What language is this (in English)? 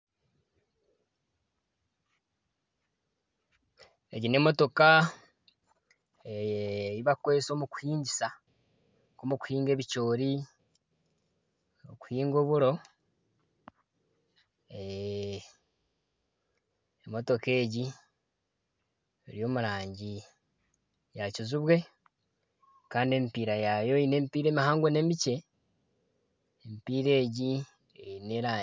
Nyankole